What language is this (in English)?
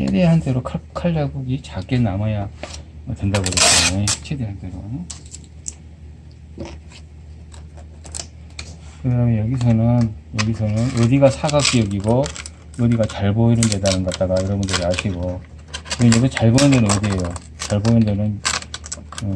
Korean